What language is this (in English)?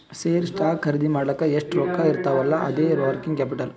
Kannada